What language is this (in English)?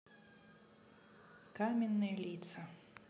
Russian